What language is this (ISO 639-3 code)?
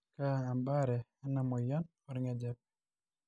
mas